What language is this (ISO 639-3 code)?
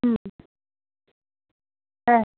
ben